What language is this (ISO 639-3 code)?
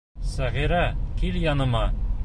bak